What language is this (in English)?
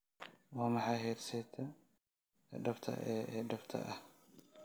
Somali